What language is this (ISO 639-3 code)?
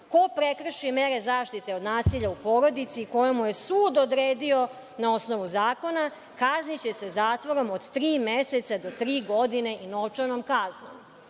srp